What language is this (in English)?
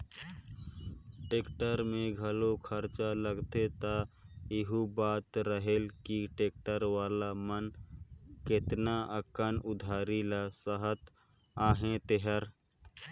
Chhattisgarhi